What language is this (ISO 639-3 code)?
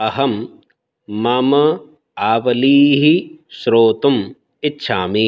san